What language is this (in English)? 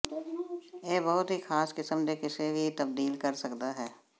Punjabi